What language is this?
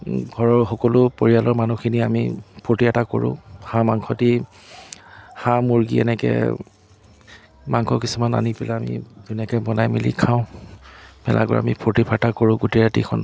Assamese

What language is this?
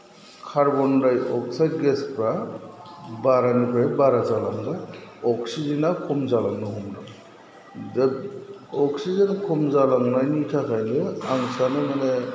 Bodo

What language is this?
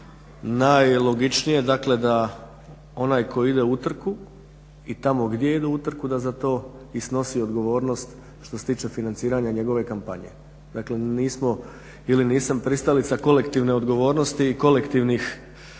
Croatian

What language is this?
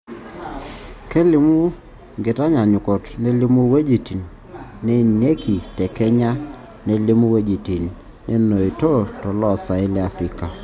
Masai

